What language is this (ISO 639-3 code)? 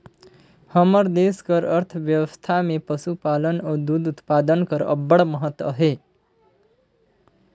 hne